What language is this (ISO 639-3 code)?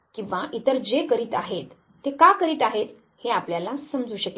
mar